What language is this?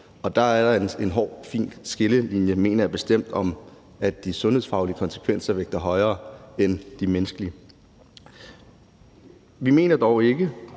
Danish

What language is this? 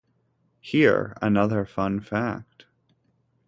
English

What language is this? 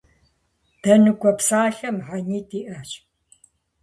Kabardian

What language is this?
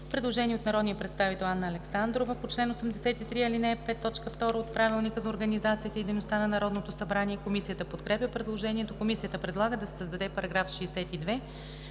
Bulgarian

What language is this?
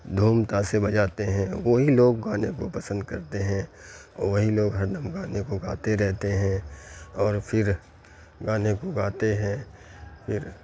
Urdu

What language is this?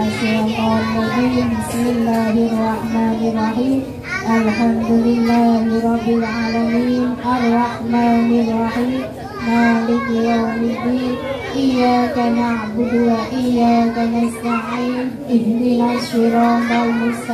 Indonesian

